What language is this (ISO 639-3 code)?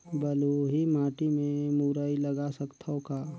hne